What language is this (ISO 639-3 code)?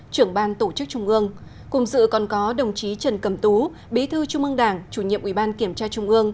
vie